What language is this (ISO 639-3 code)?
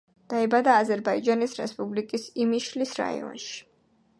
kat